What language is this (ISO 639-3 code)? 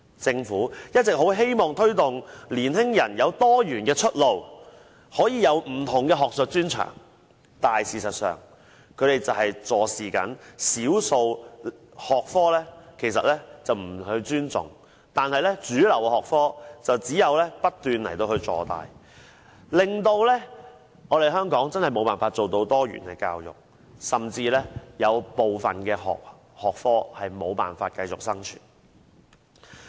yue